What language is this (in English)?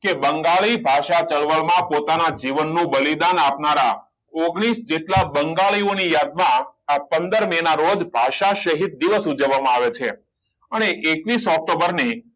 Gujarati